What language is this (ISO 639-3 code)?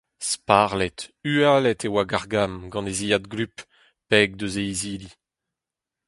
bre